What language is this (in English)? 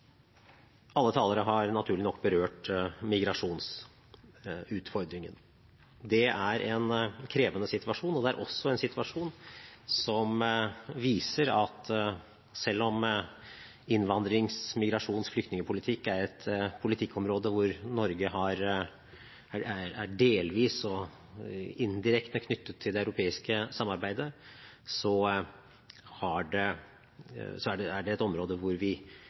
Norwegian Bokmål